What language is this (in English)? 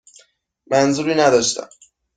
Persian